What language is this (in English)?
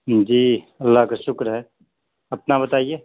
Urdu